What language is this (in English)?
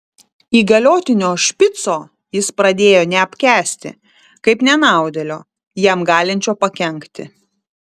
Lithuanian